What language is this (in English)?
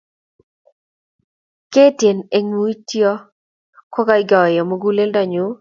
Kalenjin